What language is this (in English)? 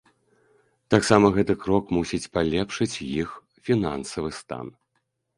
Belarusian